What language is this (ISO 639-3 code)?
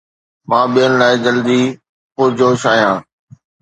snd